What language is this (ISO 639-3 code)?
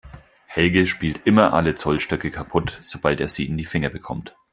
deu